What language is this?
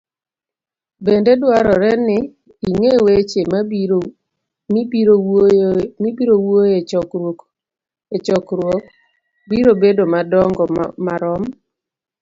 Luo (Kenya and Tanzania)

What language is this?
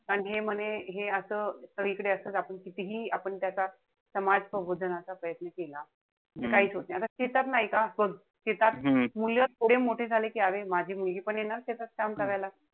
Marathi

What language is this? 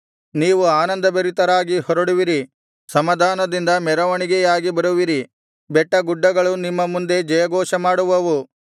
Kannada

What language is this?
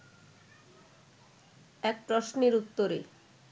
Bangla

